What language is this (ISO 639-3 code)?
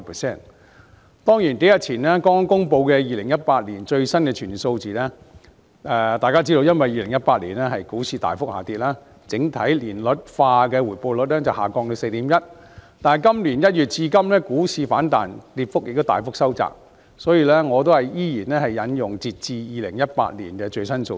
yue